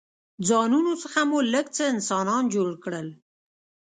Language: Pashto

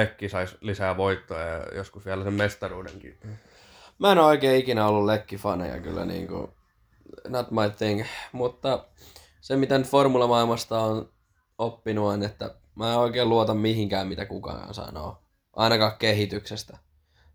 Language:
Finnish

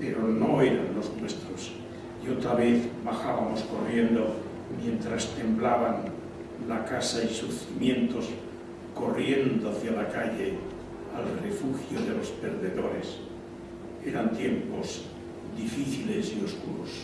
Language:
Spanish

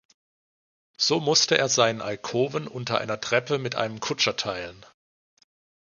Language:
German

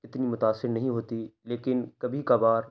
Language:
Urdu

